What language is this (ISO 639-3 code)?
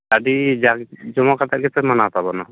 sat